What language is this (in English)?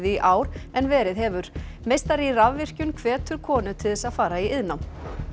Icelandic